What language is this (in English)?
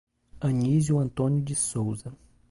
Portuguese